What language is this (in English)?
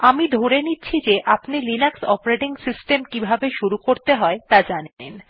Bangla